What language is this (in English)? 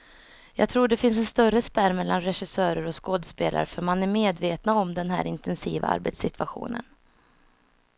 Swedish